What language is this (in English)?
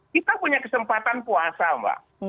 Indonesian